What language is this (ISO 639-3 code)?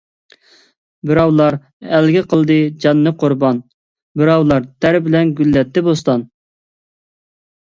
uig